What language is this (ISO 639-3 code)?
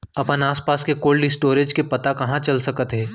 hne